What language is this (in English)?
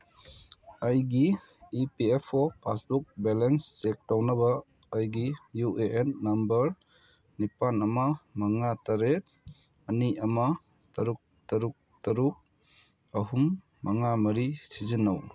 Manipuri